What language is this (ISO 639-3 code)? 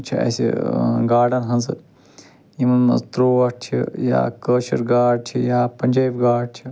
kas